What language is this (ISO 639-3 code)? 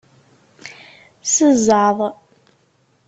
kab